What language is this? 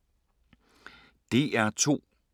Danish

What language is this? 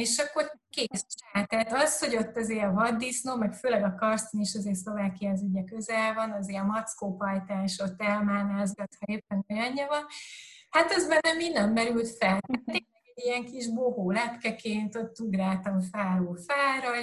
Hungarian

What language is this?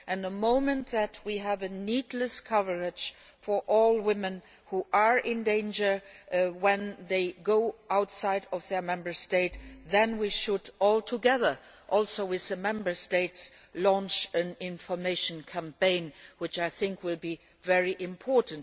English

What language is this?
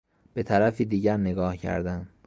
Persian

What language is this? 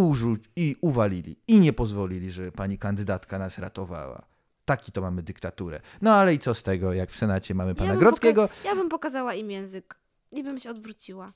Polish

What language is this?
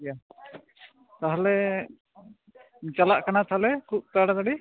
Santali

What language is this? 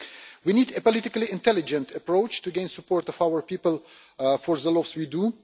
English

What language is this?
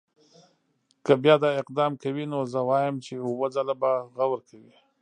Pashto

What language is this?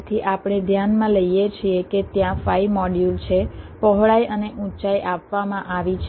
Gujarati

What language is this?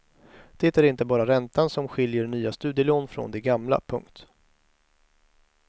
Swedish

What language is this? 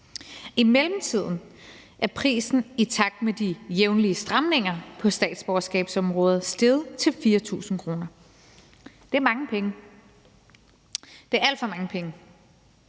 Danish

